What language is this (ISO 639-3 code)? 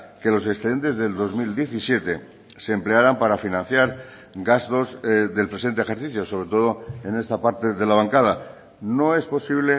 spa